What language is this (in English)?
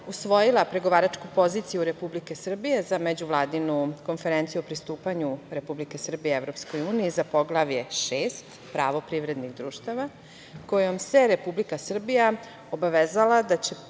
Serbian